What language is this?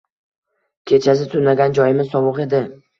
Uzbek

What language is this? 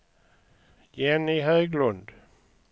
Swedish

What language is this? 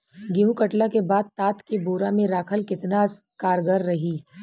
Bhojpuri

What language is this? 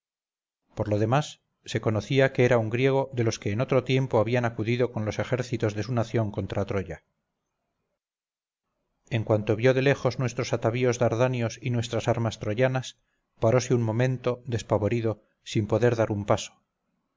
Spanish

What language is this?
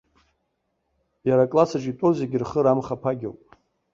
Abkhazian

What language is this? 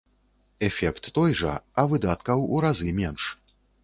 Belarusian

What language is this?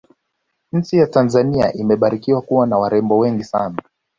Swahili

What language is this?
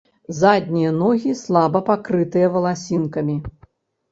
Belarusian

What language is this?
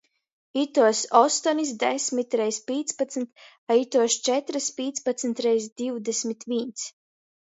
Latgalian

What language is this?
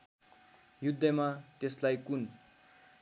Nepali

